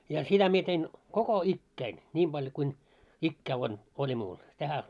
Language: Finnish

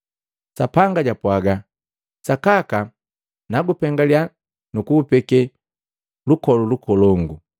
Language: Matengo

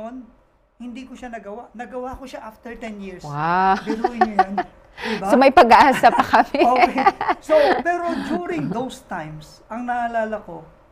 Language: Filipino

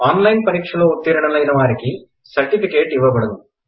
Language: Telugu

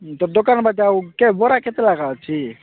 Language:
Odia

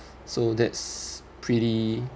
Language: English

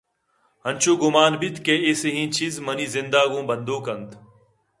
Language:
Eastern Balochi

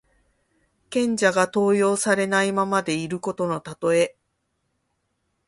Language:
Japanese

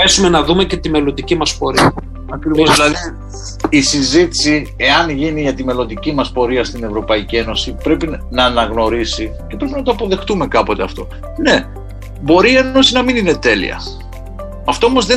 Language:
Greek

